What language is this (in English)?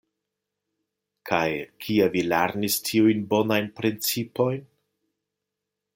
Esperanto